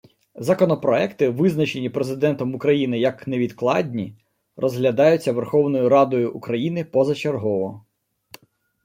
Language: Ukrainian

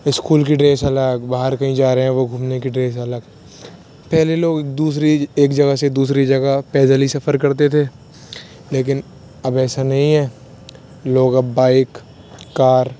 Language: Urdu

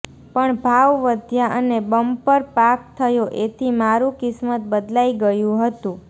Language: Gujarati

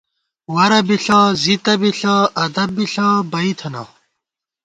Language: Gawar-Bati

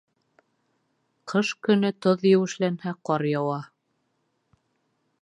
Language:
Bashkir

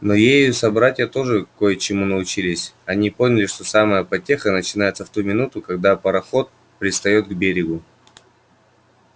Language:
Russian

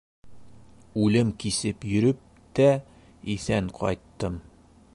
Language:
Bashkir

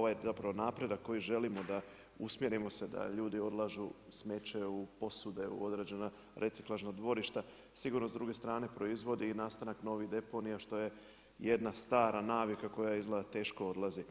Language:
Croatian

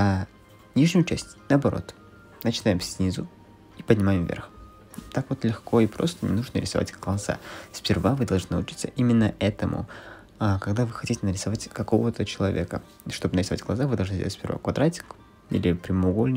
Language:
Russian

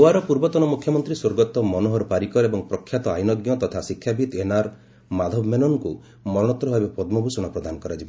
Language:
Odia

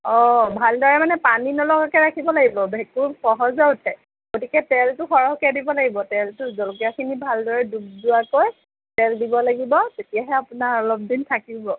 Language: Assamese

